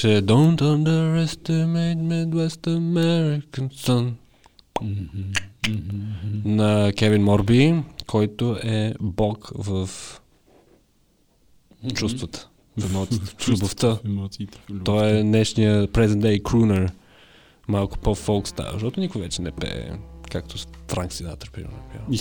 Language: Bulgarian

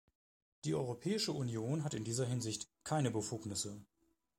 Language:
German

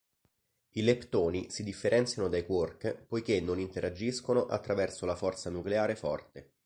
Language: Italian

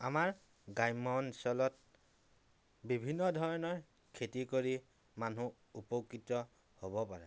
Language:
Assamese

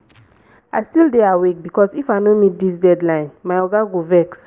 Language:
Nigerian Pidgin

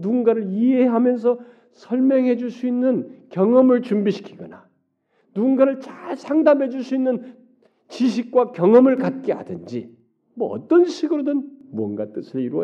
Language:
Korean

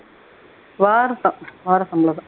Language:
Tamil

